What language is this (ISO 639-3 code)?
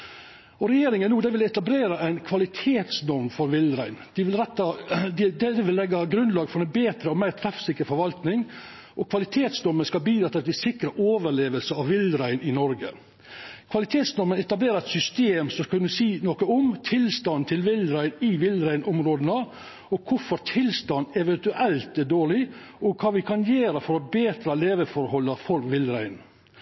nno